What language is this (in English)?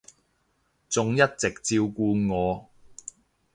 Cantonese